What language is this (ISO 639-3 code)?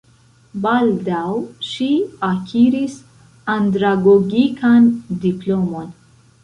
epo